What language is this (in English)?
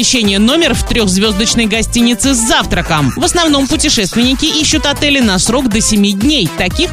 Russian